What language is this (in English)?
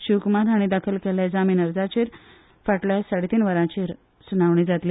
Konkani